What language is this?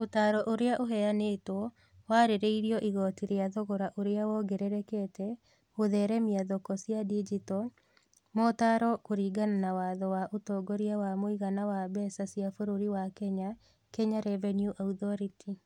Kikuyu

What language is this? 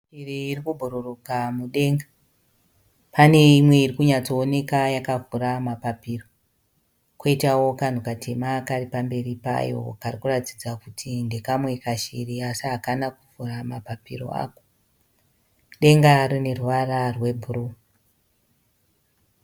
Shona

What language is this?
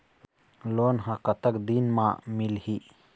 Chhattisgarhi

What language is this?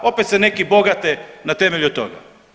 Croatian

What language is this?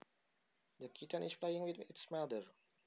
Javanese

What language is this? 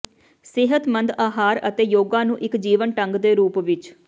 Punjabi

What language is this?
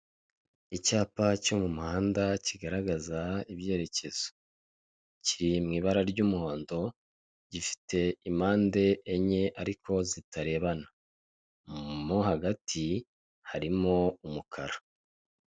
Kinyarwanda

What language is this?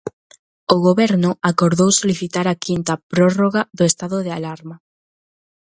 Galician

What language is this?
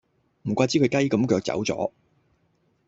Cantonese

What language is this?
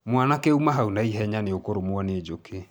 Kikuyu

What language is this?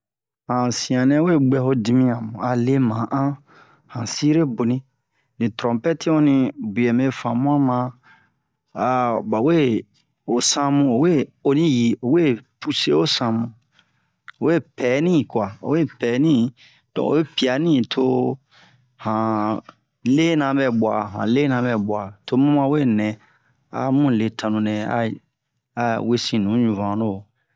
Bomu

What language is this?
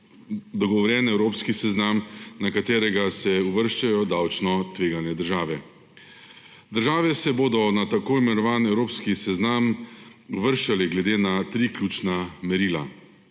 Slovenian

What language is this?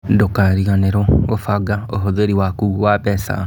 Kikuyu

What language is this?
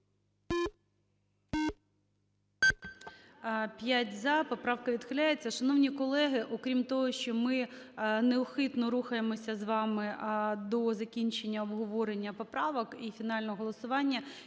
Ukrainian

